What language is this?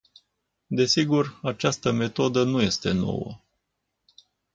Romanian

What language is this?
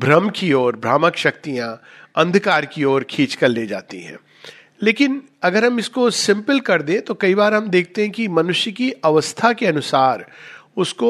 Hindi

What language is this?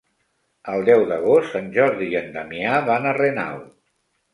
Catalan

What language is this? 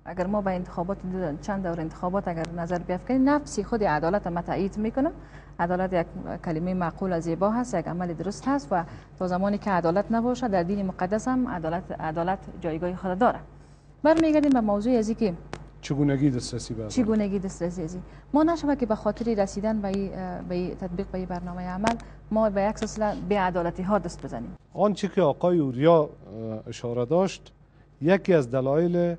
Persian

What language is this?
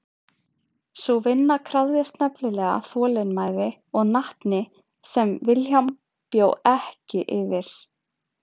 Icelandic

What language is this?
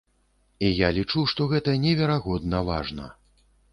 Belarusian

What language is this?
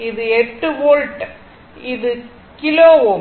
Tamil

